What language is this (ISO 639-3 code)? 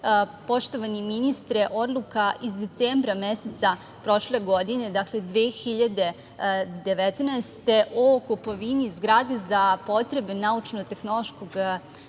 srp